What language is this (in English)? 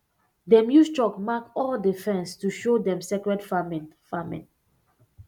Nigerian Pidgin